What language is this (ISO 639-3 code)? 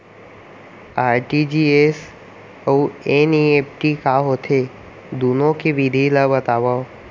hne